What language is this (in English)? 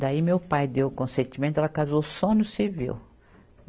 Portuguese